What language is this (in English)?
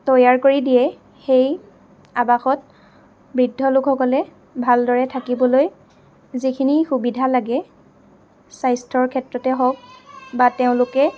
Assamese